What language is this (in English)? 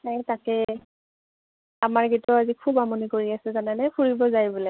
Assamese